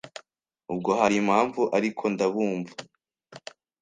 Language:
Kinyarwanda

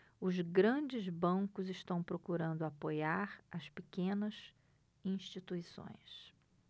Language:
Portuguese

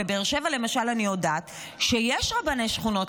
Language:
Hebrew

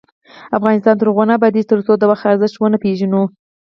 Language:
Pashto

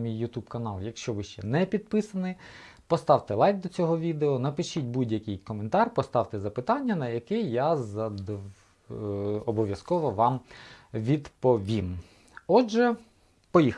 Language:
Ukrainian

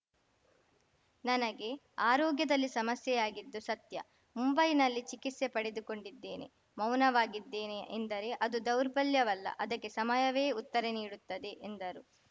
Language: Kannada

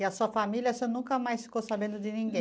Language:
Portuguese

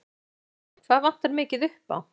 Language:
Icelandic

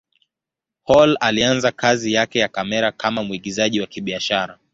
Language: Swahili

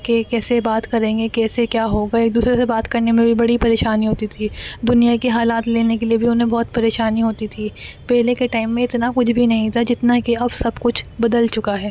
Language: Urdu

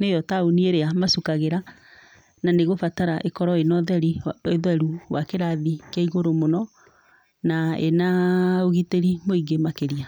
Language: Kikuyu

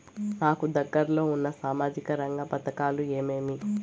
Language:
Telugu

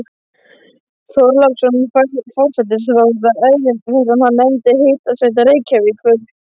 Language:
Icelandic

